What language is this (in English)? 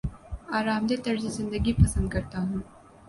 Urdu